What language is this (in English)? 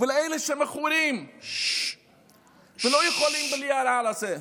Hebrew